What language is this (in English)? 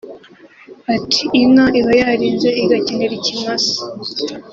Kinyarwanda